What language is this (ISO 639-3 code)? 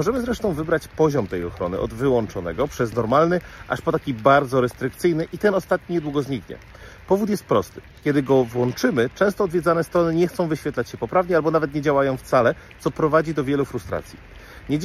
pol